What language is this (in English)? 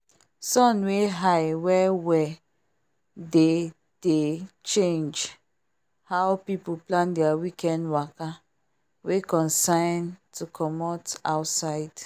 Nigerian Pidgin